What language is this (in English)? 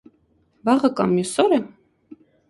Armenian